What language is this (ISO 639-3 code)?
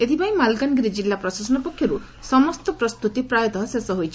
ori